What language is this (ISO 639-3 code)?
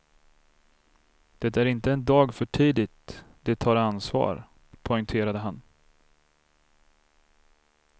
swe